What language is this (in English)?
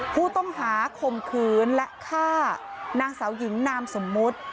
Thai